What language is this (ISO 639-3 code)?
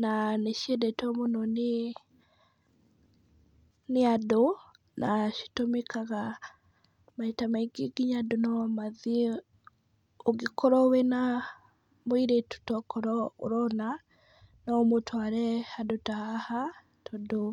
kik